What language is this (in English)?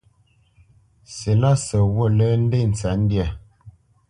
Bamenyam